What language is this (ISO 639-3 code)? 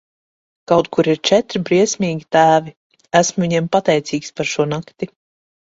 lav